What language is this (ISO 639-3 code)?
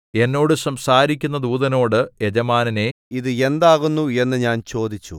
mal